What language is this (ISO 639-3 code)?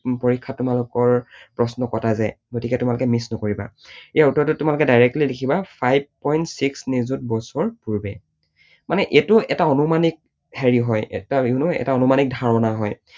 asm